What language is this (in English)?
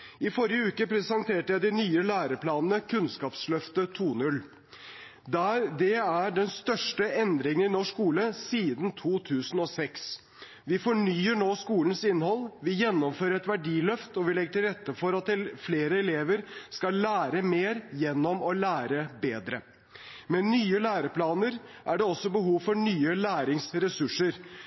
Norwegian Bokmål